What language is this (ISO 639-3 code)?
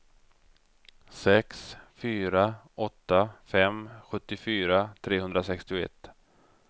swe